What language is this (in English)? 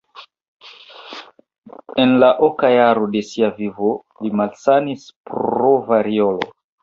Esperanto